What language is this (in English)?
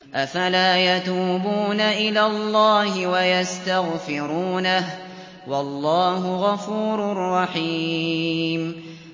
Arabic